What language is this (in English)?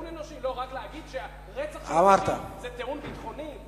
Hebrew